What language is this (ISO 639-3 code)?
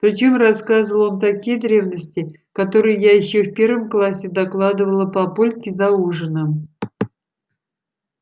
rus